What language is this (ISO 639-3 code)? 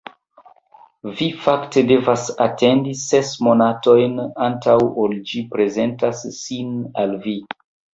epo